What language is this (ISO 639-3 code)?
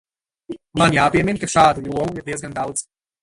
lav